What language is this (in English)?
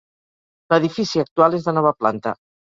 Catalan